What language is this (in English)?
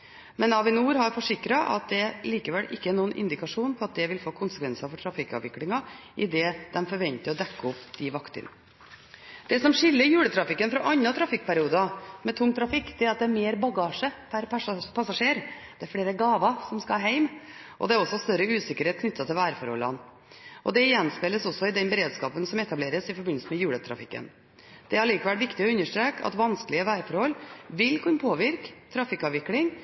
Norwegian Bokmål